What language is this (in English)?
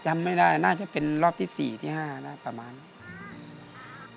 Thai